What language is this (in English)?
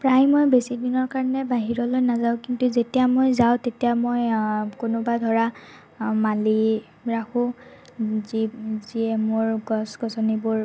Assamese